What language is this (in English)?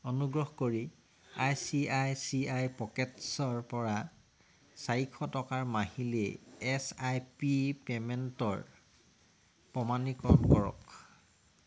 Assamese